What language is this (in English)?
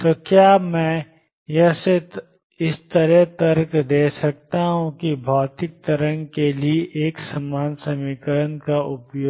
Hindi